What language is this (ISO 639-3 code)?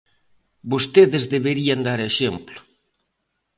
glg